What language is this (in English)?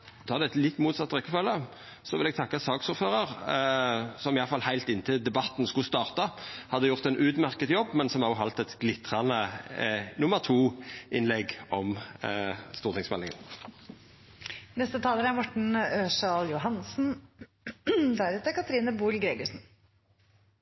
Norwegian